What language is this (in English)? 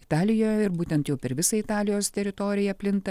Lithuanian